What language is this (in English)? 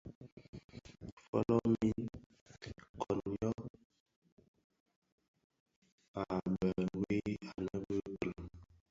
Bafia